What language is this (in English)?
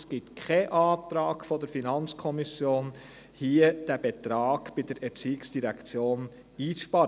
Swiss German